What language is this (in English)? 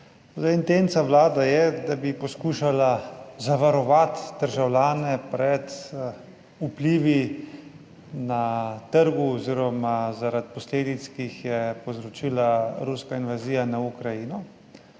Slovenian